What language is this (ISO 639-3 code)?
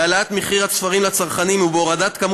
heb